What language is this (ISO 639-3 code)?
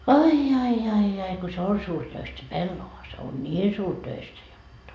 fin